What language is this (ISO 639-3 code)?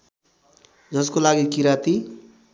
nep